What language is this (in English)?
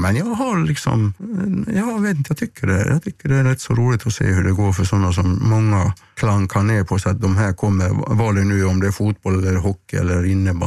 Swedish